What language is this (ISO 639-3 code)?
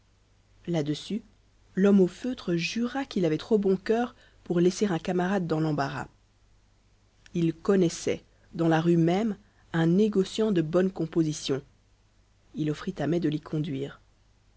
fra